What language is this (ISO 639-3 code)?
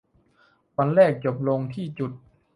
tha